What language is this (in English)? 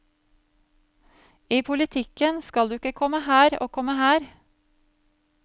Norwegian